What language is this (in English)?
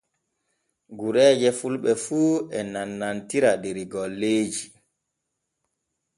Borgu Fulfulde